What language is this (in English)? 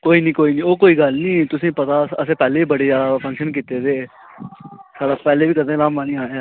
Dogri